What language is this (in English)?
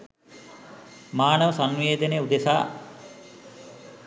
Sinhala